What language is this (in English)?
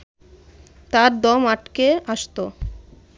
Bangla